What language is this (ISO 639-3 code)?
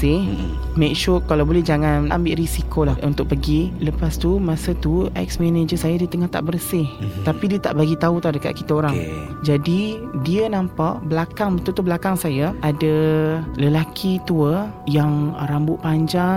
msa